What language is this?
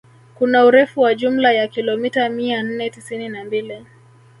Swahili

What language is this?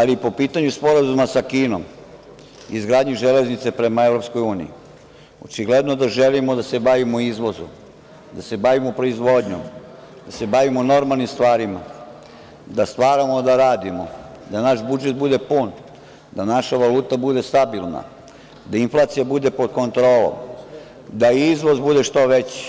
Serbian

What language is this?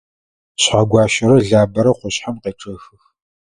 Adyghe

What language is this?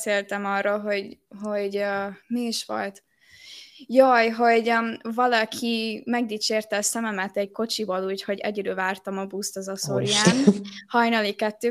Hungarian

